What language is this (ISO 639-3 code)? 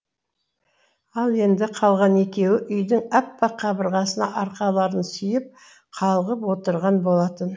kaz